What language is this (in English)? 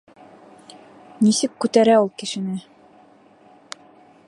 Bashkir